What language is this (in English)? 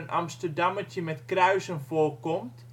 Dutch